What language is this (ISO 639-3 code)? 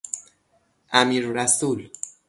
fas